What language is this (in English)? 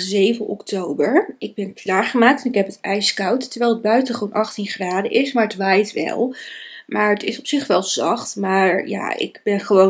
Dutch